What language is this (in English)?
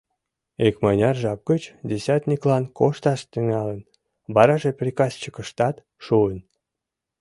Mari